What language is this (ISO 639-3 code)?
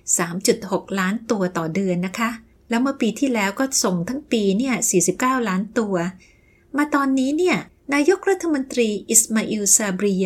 tha